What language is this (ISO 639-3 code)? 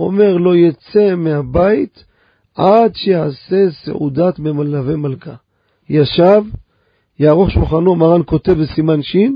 heb